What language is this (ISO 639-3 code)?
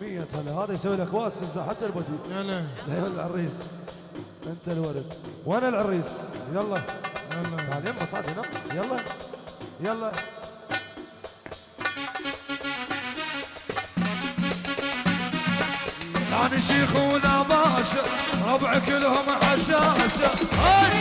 ara